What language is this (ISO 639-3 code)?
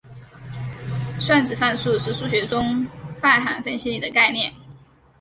zho